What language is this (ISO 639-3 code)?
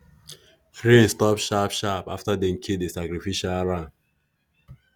pcm